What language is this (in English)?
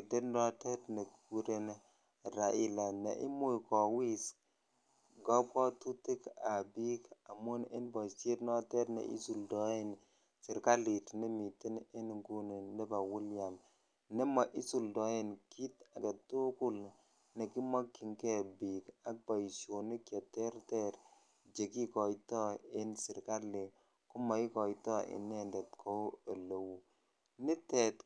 Kalenjin